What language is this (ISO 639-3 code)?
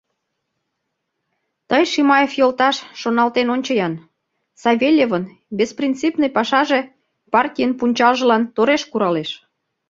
chm